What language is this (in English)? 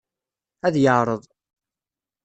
Kabyle